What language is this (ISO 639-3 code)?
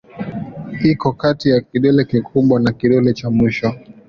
swa